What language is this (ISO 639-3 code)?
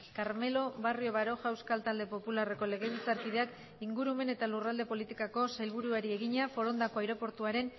eus